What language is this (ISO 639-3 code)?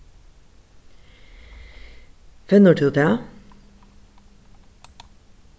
fao